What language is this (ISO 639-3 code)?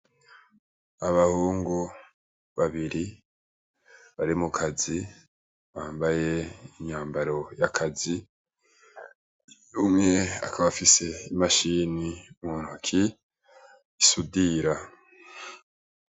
run